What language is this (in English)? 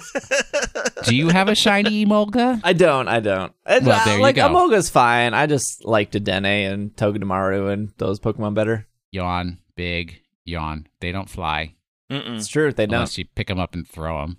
English